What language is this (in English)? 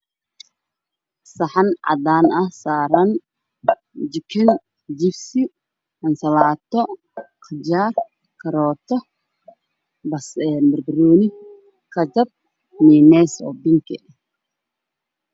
Somali